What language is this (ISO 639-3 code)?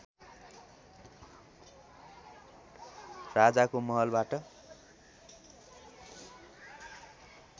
nep